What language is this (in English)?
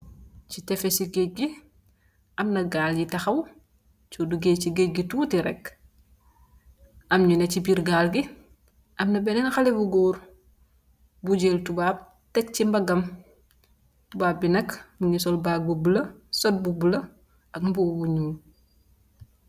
Wolof